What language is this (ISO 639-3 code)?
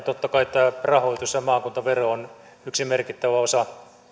fin